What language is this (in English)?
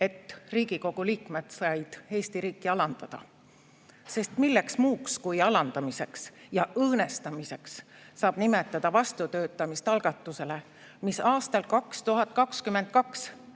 Estonian